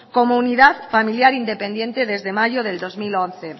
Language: Spanish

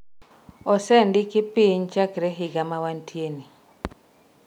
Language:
Luo (Kenya and Tanzania)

